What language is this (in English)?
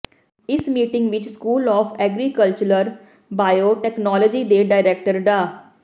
Punjabi